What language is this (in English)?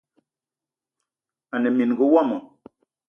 Eton (Cameroon)